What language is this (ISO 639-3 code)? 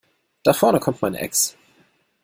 deu